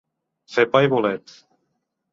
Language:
Catalan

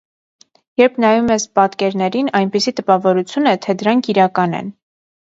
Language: Armenian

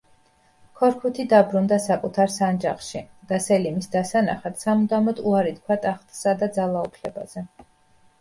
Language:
Georgian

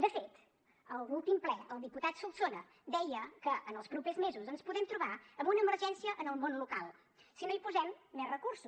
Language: Catalan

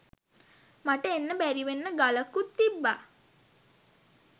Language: Sinhala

